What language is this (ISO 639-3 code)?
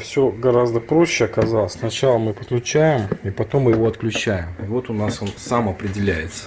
rus